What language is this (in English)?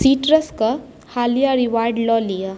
Maithili